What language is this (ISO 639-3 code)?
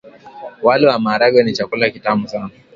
swa